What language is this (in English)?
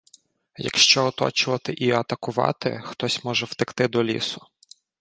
Ukrainian